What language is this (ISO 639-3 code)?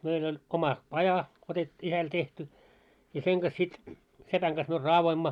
fin